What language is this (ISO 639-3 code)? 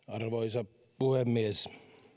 fin